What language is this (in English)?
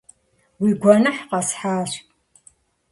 Kabardian